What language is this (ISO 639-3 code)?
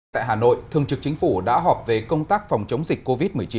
vie